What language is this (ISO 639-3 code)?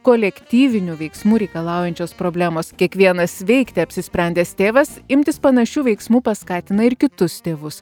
lit